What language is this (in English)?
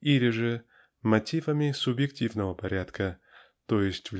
Russian